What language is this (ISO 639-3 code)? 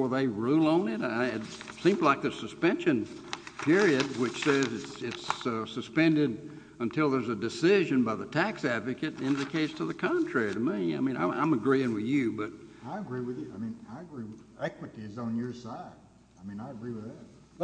eng